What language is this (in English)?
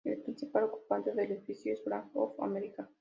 Spanish